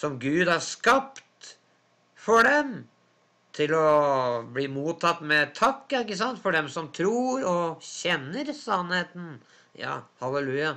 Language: Norwegian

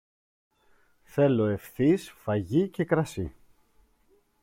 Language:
Greek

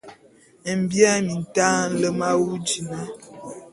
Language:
Bulu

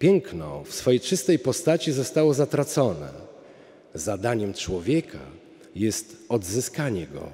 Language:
Polish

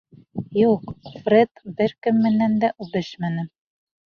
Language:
Bashkir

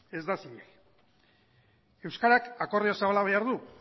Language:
Basque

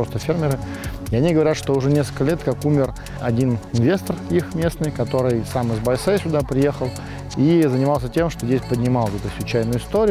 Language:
Russian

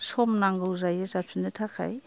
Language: Bodo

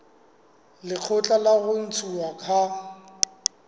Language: Southern Sotho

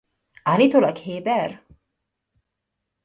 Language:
Hungarian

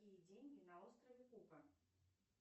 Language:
Russian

